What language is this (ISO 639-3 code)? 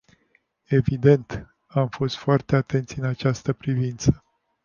ron